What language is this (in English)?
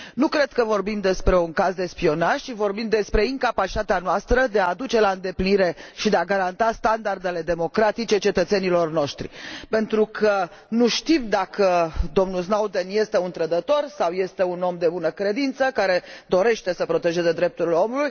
Romanian